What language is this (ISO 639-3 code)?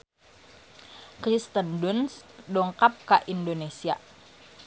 sun